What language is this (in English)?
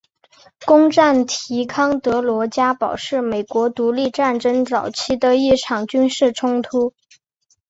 Chinese